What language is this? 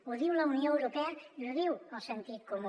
Catalan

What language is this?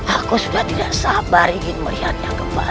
Indonesian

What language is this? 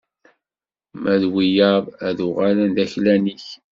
Kabyle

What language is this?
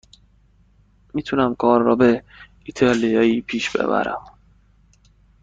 Persian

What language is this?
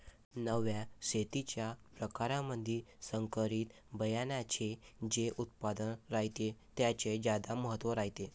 Marathi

